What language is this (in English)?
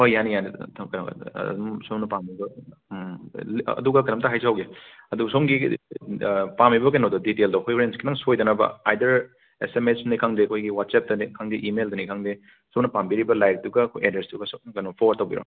Manipuri